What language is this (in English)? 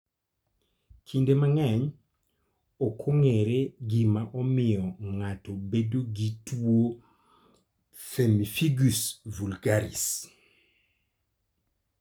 Luo (Kenya and Tanzania)